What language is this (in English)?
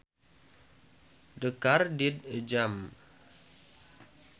Sundanese